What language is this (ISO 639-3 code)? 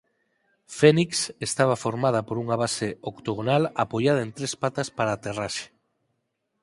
glg